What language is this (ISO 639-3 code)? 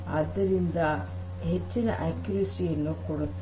kan